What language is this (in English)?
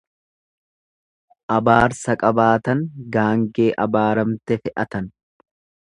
Oromo